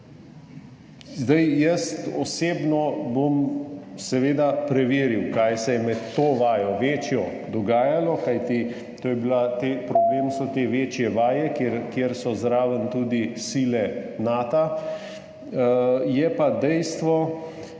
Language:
Slovenian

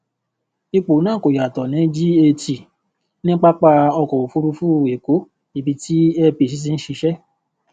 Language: Yoruba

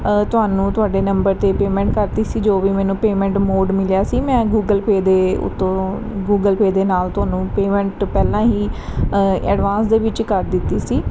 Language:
Punjabi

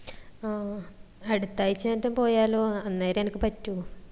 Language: Malayalam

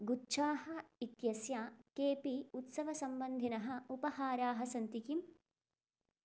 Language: Sanskrit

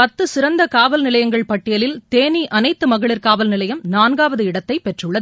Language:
Tamil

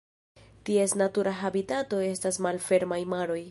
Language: Esperanto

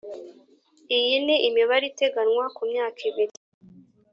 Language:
Kinyarwanda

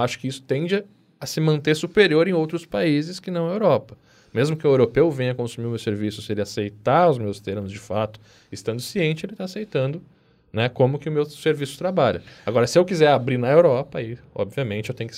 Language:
Portuguese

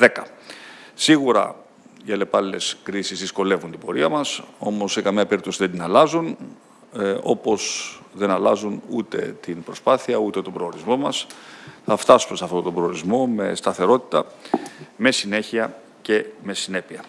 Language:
Greek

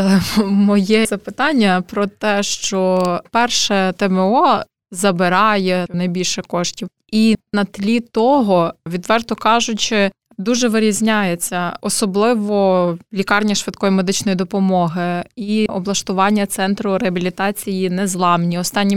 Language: Ukrainian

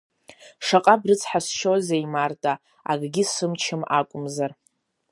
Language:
Abkhazian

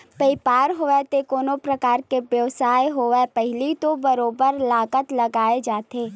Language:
Chhattisgarhi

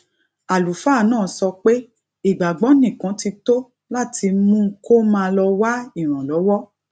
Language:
Yoruba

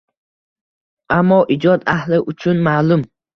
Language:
Uzbek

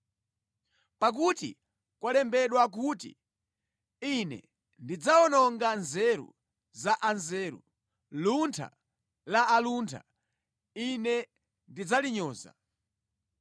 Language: Nyanja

